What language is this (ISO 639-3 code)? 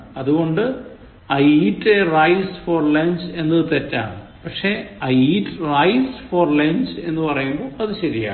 mal